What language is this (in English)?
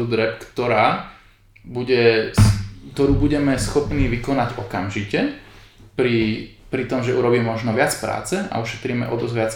Slovak